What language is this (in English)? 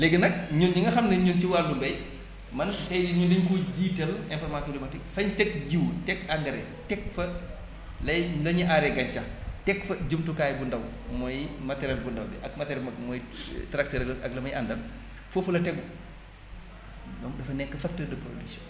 Wolof